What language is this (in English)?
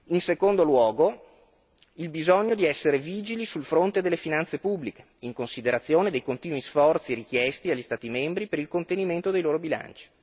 Italian